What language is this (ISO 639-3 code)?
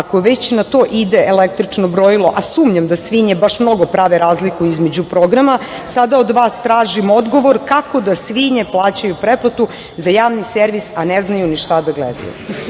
srp